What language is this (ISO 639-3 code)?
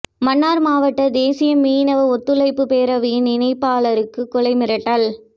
tam